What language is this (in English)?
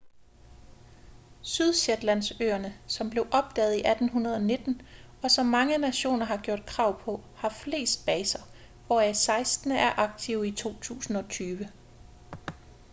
Danish